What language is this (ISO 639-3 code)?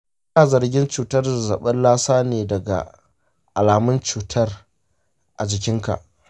hau